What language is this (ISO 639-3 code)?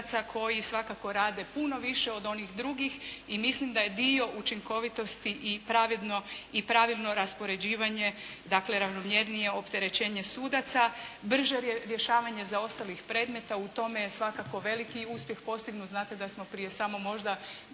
hrv